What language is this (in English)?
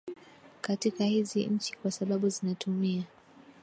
Swahili